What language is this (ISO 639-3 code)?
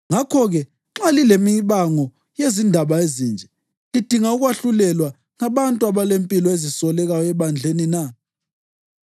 nde